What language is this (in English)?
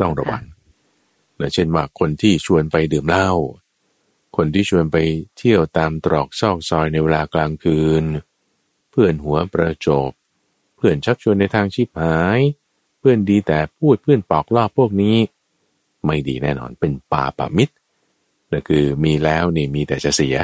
Thai